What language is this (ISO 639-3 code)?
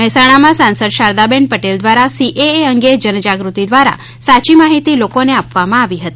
guj